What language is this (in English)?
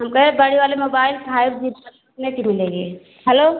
Hindi